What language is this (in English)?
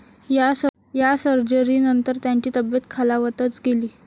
Marathi